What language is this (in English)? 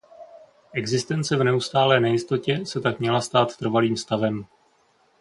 Czech